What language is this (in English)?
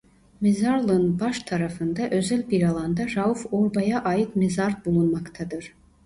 Turkish